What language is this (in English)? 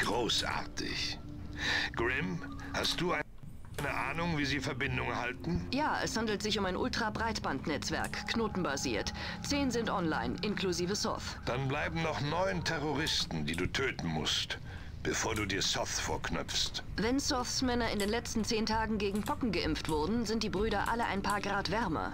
German